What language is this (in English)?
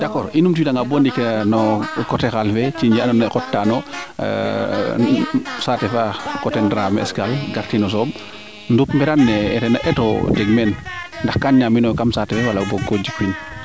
Serer